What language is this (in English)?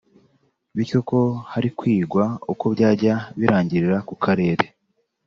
Kinyarwanda